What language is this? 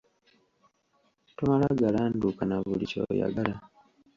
Ganda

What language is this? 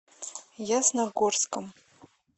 Russian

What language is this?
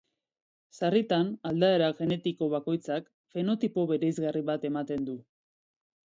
Basque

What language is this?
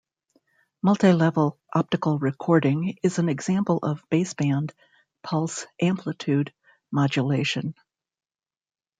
English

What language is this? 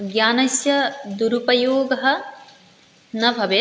Sanskrit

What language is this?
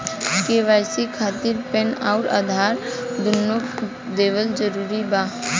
Bhojpuri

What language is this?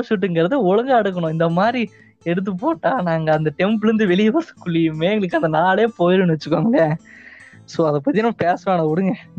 Tamil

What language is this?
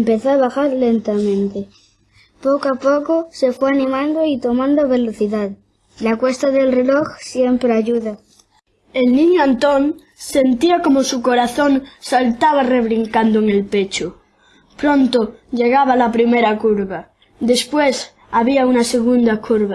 Spanish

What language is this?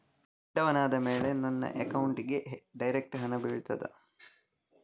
Kannada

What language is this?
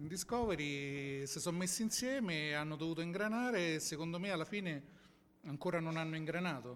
Italian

